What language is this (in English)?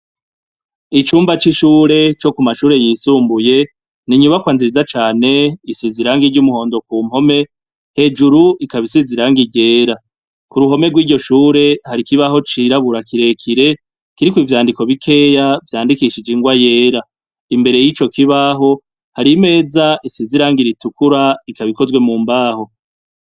Rundi